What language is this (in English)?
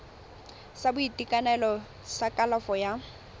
Tswana